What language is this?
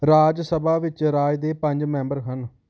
Punjabi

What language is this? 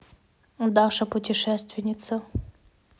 Russian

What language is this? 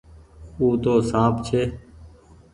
Goaria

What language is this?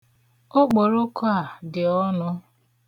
Igbo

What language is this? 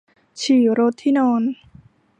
Thai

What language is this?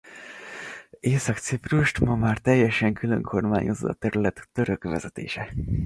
Hungarian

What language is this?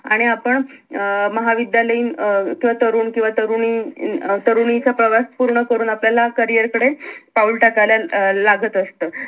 Marathi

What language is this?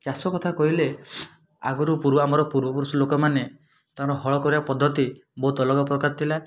Odia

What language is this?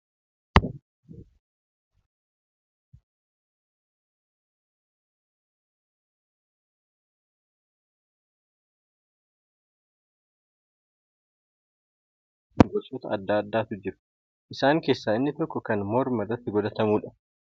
Oromo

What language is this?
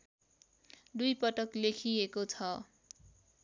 Nepali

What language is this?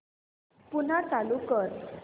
Marathi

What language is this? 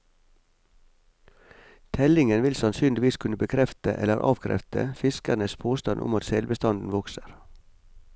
Norwegian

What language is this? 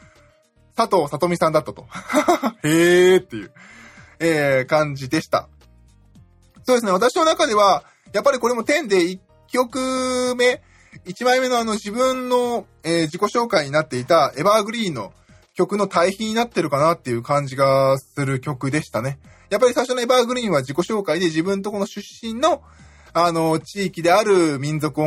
Japanese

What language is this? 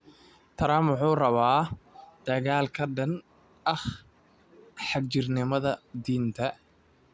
Somali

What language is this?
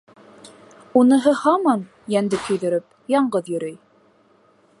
Bashkir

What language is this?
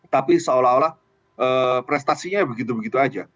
Indonesian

